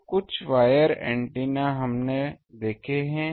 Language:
Hindi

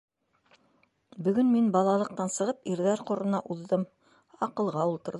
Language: Bashkir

